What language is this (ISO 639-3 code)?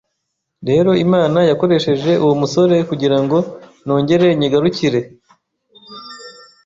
kin